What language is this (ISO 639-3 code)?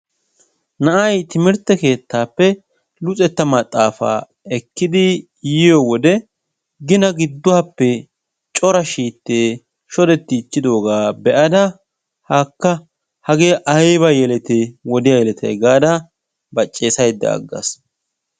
wal